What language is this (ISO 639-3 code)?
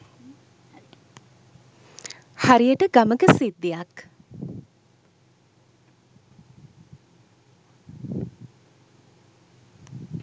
sin